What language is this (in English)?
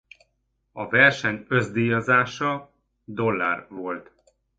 Hungarian